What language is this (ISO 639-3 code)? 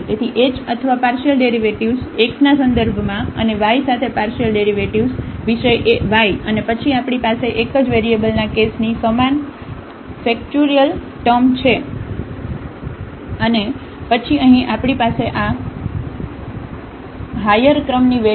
guj